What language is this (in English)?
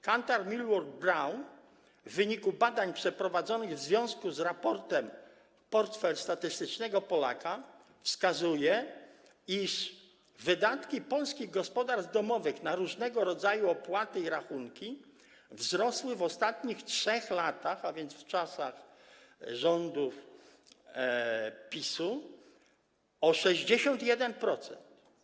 Polish